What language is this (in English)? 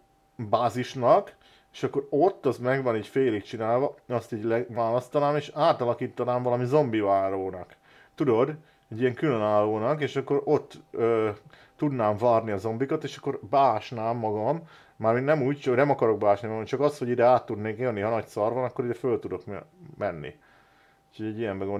Hungarian